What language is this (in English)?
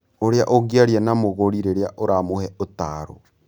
Kikuyu